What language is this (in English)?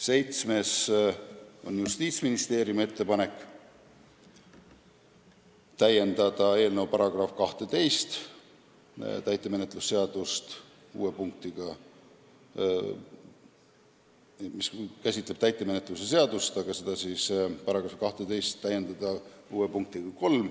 Estonian